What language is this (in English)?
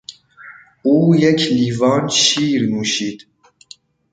Persian